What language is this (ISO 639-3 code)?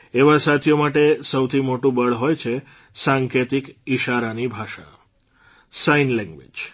guj